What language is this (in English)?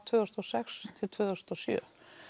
Icelandic